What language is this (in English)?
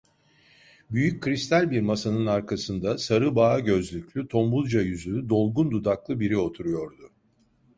Turkish